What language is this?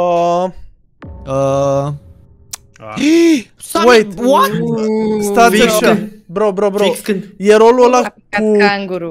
Romanian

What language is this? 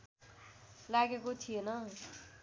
Nepali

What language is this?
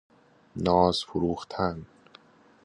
Persian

